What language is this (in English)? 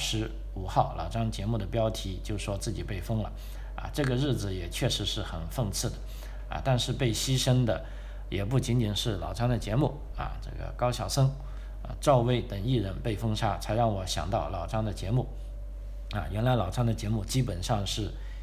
Chinese